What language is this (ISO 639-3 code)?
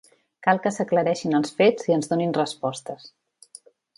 cat